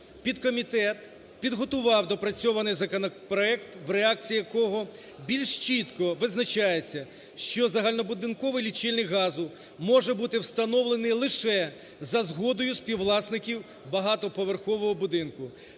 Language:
Ukrainian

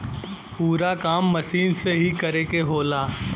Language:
Bhojpuri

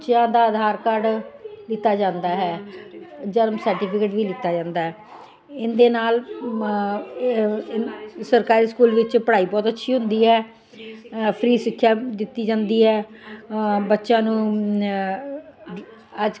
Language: Punjabi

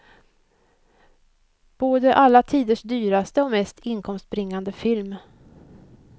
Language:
Swedish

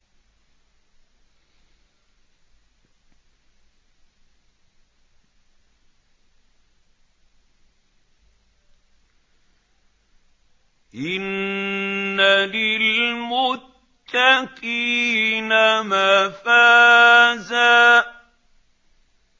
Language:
Arabic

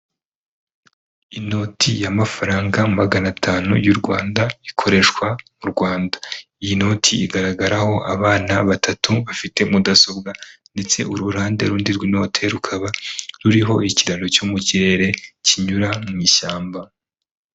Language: Kinyarwanda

